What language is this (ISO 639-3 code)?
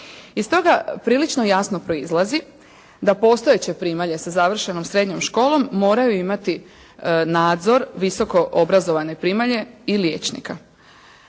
hrv